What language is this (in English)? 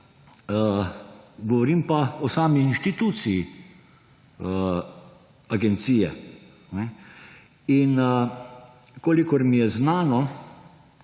Slovenian